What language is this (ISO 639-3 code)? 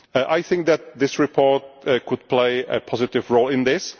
eng